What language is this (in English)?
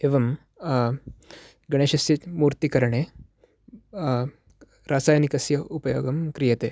Sanskrit